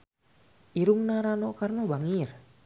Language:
Sundanese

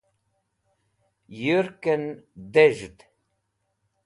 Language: Wakhi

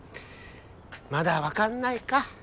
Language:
Japanese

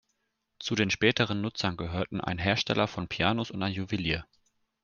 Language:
German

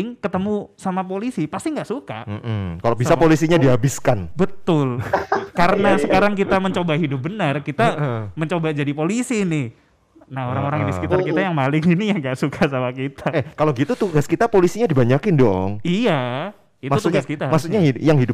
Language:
Indonesian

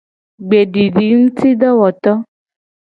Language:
Gen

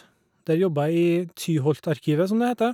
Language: Norwegian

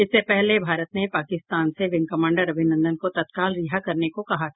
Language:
Hindi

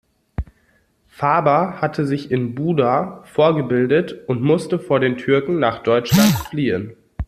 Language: German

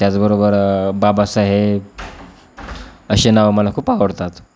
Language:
Marathi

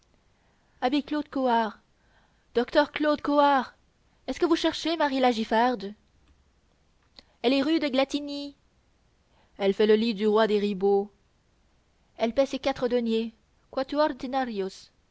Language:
French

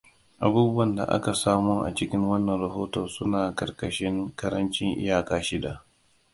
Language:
Hausa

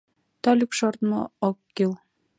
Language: Mari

